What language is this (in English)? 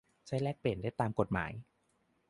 Thai